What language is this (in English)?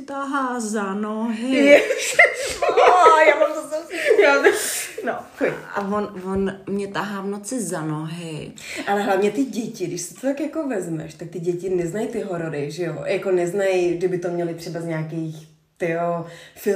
Czech